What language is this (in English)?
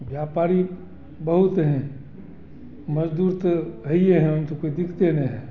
Hindi